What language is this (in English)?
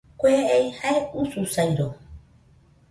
Nüpode Huitoto